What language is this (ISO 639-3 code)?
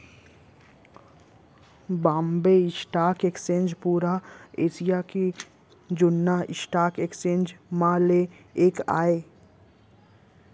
hne